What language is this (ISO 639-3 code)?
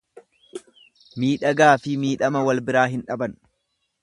orm